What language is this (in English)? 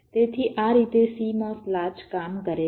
Gujarati